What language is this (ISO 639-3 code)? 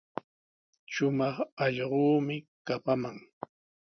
qws